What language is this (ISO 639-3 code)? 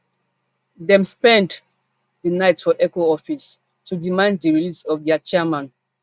pcm